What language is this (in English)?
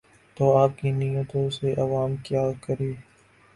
Urdu